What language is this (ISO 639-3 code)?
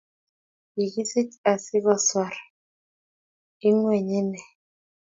kln